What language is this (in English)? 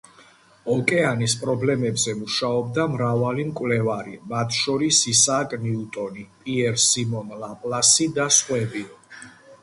Georgian